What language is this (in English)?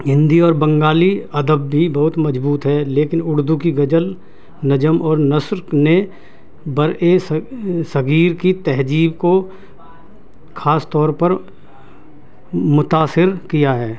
Urdu